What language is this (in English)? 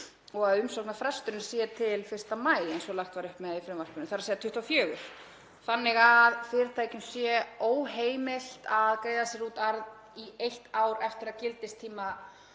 Icelandic